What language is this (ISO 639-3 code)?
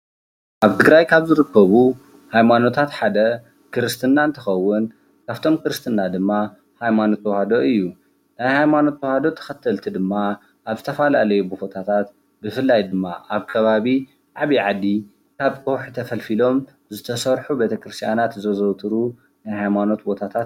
tir